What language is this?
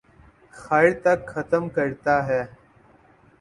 Urdu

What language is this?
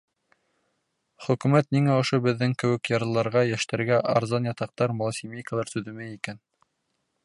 Bashkir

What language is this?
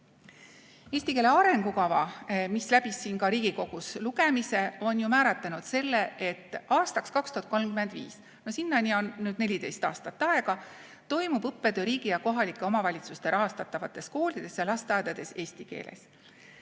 Estonian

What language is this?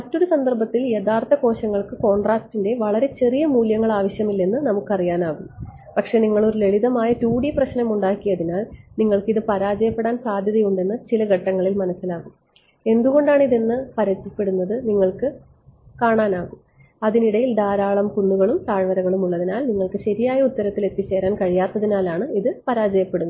Malayalam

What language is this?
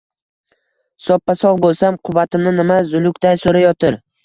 Uzbek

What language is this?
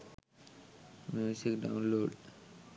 Sinhala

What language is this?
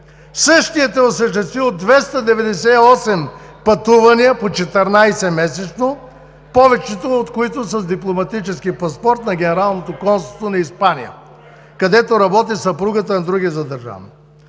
Bulgarian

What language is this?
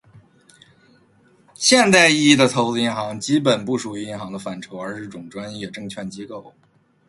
Chinese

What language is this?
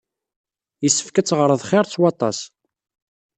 Kabyle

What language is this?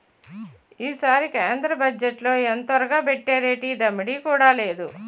Telugu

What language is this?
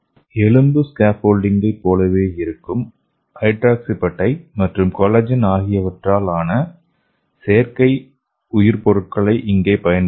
Tamil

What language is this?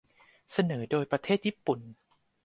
Thai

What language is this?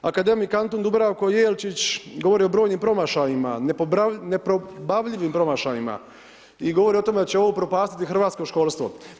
Croatian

